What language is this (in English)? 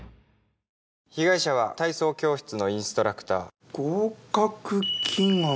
Japanese